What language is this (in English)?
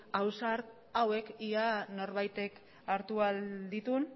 Basque